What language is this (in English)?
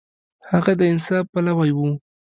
Pashto